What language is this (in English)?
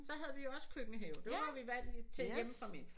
Danish